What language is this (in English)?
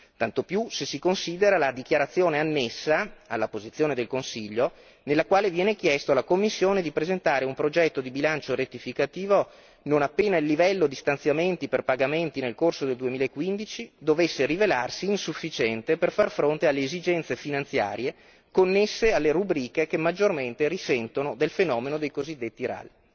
Italian